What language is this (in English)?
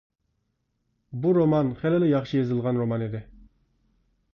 Uyghur